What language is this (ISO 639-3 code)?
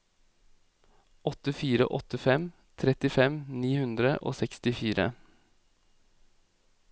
nor